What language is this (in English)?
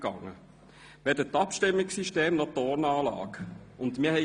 Swiss German